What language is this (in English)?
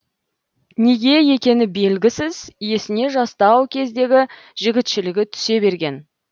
Kazakh